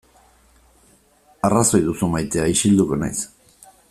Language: Basque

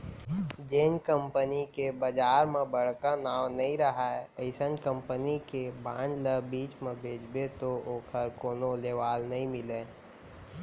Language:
Chhattisgarhi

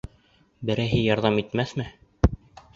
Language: Bashkir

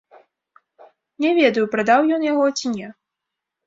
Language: Belarusian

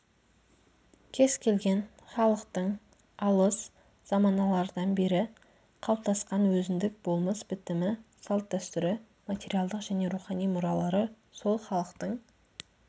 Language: Kazakh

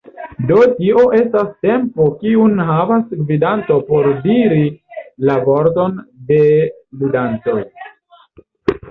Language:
Esperanto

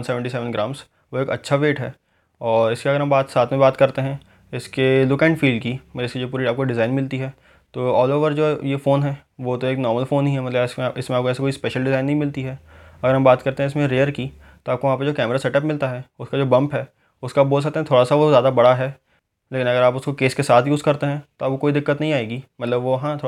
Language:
Hindi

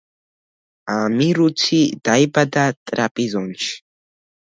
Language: Georgian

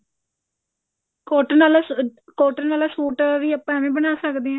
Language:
Punjabi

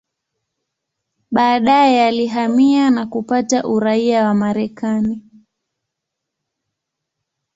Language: Swahili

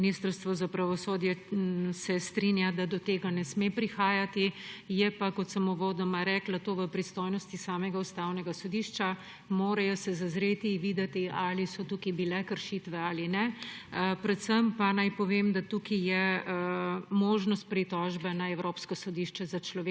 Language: Slovenian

